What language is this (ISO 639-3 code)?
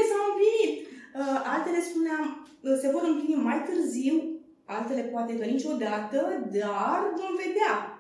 ron